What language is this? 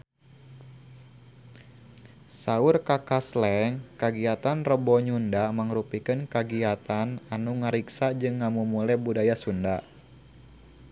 Sundanese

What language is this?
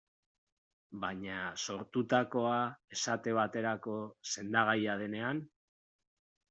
Basque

